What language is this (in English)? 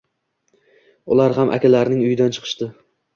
Uzbek